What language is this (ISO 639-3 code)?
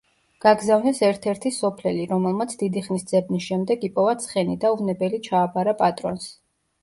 kat